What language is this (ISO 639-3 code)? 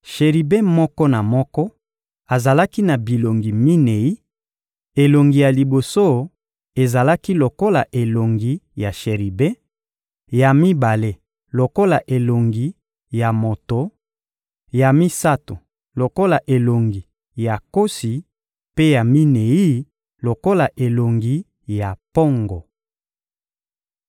lin